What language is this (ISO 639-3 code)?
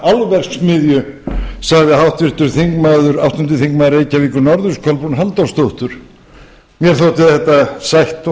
isl